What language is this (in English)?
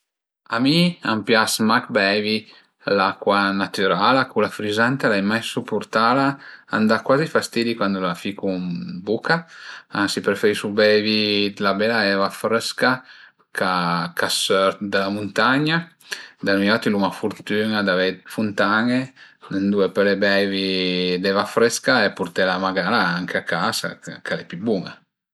Piedmontese